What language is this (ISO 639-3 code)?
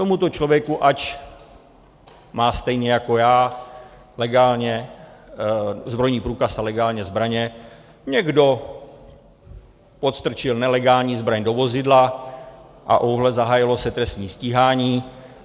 ces